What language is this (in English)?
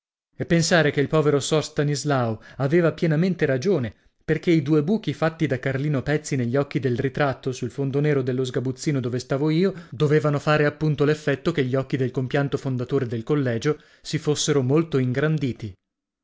Italian